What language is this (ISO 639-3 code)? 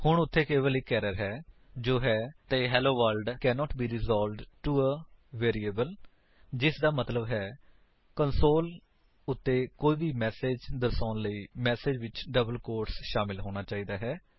pan